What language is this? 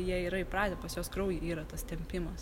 Lithuanian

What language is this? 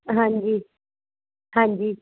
Punjabi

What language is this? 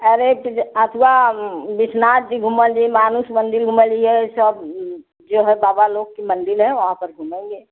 Hindi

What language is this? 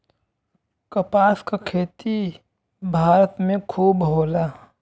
Bhojpuri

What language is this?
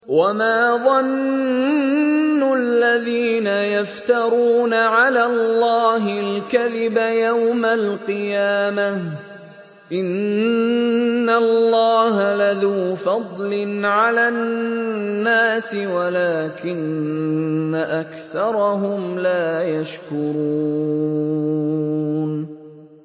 Arabic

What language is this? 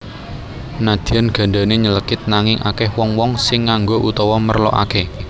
Javanese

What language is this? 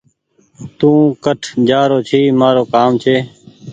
Goaria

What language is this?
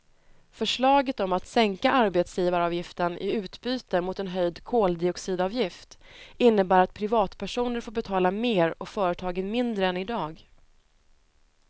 Swedish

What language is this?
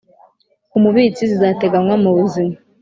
Kinyarwanda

